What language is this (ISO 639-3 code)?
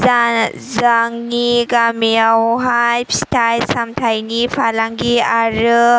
brx